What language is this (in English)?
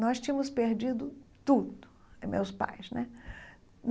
Portuguese